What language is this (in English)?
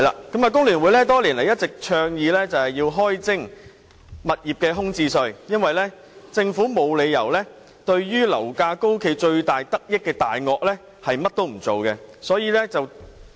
Cantonese